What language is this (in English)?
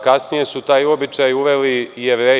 Serbian